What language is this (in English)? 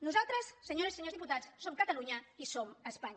Catalan